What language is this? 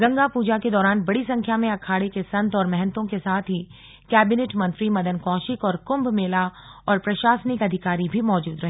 Hindi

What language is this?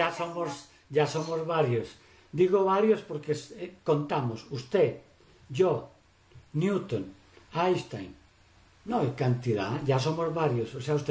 Spanish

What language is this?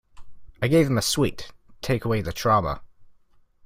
English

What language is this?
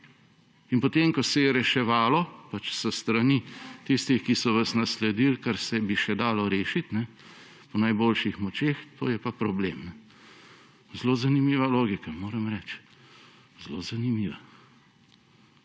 Slovenian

